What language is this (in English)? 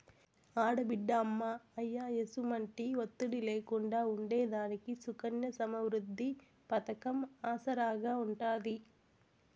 Telugu